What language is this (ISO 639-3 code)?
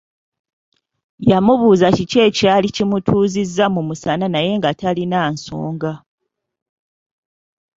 lug